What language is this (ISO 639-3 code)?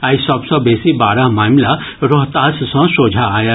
mai